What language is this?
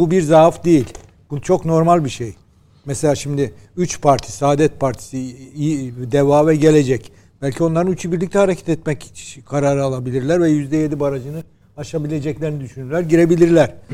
Turkish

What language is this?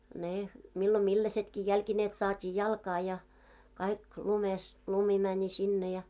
Finnish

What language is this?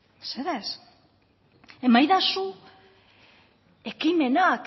Basque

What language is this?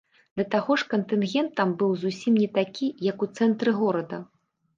Belarusian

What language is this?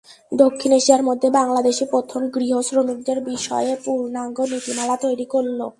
Bangla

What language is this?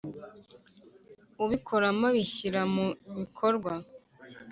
Kinyarwanda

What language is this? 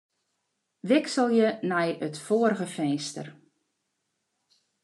Western Frisian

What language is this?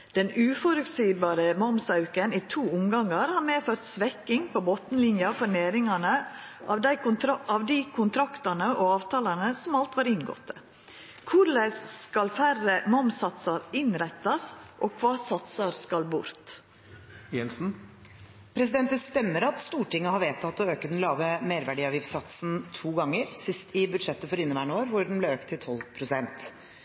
Norwegian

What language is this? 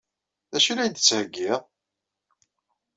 Kabyle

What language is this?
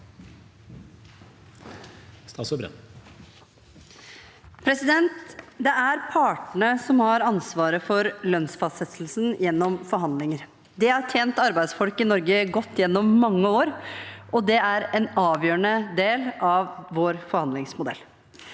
Norwegian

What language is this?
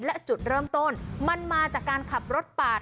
Thai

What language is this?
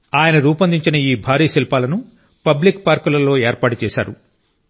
Telugu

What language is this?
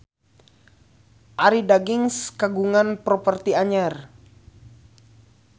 Sundanese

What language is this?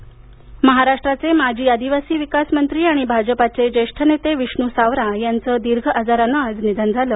Marathi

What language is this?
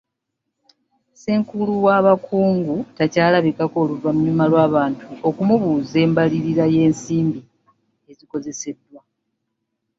Ganda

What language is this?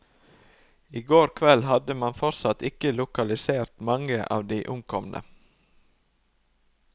Norwegian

